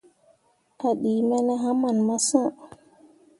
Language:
Mundang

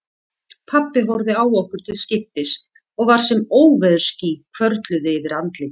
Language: Icelandic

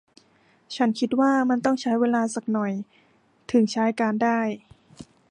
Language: Thai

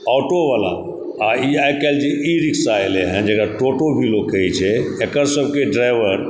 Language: Maithili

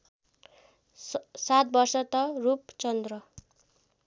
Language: Nepali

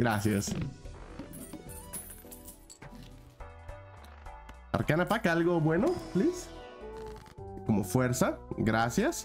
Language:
Spanish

